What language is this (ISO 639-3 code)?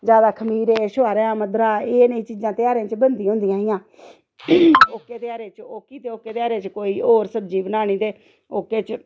doi